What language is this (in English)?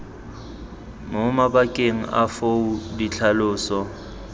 Tswana